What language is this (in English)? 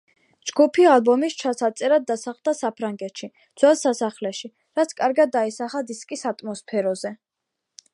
Georgian